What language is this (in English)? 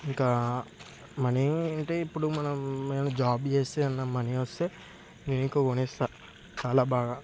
Telugu